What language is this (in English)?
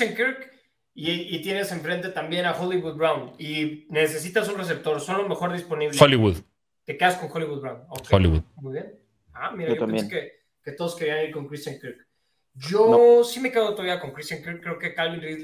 Spanish